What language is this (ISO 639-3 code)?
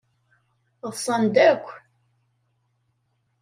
kab